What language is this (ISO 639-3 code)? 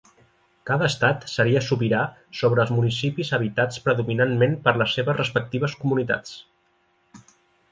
cat